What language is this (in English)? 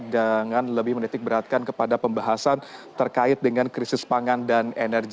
Indonesian